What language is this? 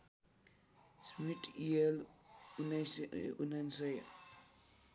Nepali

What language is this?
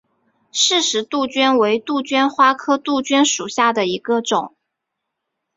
Chinese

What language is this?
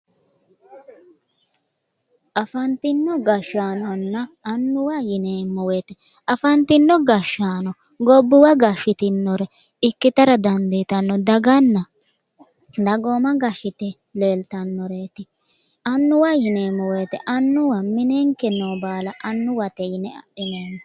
Sidamo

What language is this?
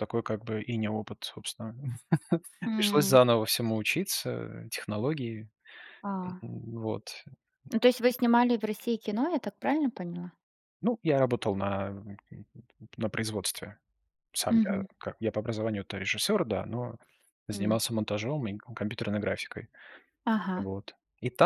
Russian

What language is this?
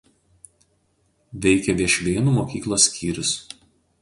Lithuanian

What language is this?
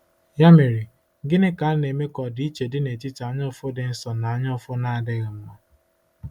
Igbo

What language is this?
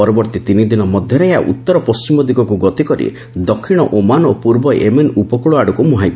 Odia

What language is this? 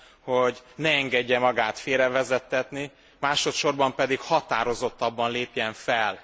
Hungarian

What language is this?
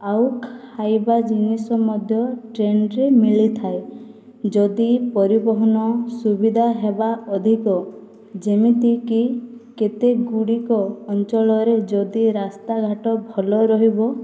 Odia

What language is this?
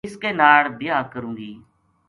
Gujari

